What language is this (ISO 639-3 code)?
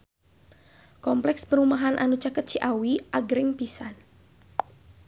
sun